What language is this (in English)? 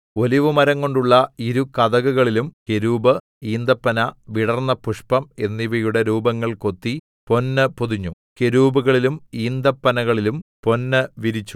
Malayalam